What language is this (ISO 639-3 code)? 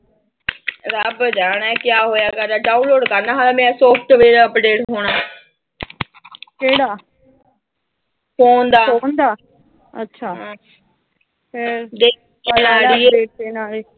pan